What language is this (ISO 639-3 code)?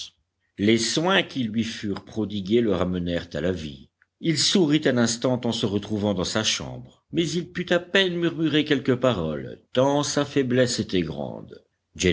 fra